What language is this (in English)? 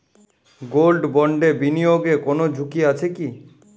Bangla